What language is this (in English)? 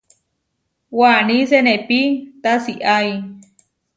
Huarijio